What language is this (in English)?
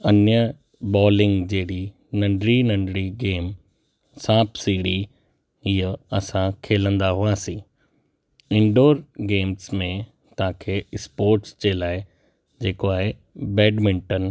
Sindhi